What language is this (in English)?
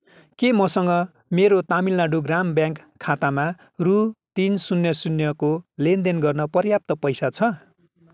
Nepali